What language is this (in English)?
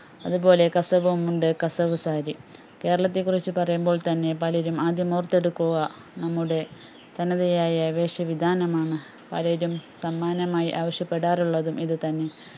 Malayalam